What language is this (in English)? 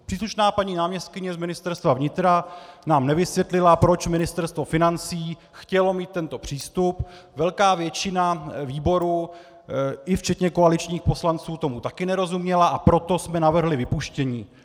Czech